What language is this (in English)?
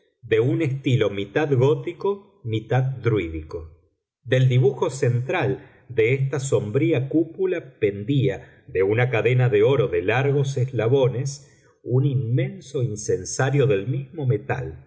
Spanish